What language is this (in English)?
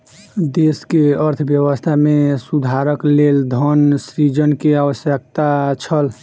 Maithili